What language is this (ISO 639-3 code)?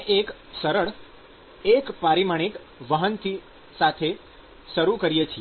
guj